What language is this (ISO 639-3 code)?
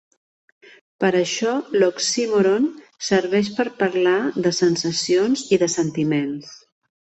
cat